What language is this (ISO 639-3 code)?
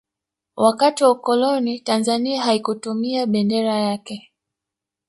swa